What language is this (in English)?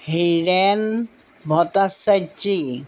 Assamese